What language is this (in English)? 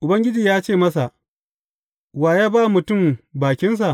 Hausa